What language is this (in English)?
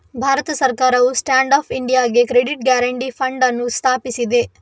Kannada